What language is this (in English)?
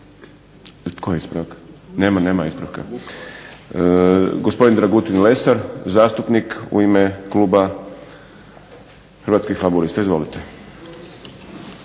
Croatian